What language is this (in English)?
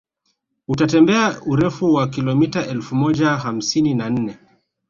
Swahili